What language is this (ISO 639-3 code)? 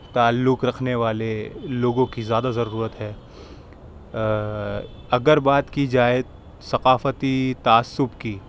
urd